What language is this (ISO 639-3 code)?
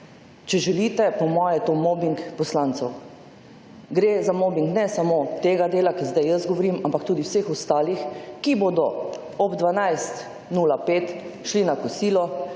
slv